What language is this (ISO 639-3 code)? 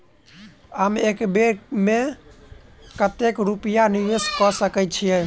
mai